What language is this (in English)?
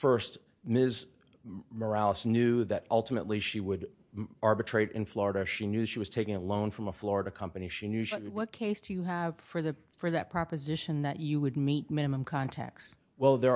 English